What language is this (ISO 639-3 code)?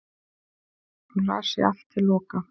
isl